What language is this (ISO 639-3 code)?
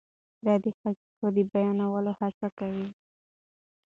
pus